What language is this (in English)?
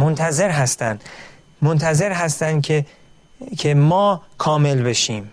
Persian